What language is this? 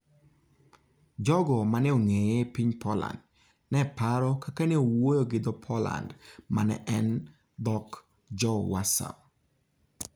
Luo (Kenya and Tanzania)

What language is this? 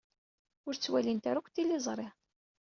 Kabyle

